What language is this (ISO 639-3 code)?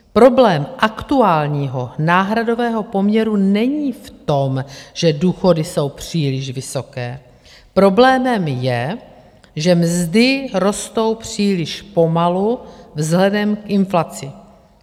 ces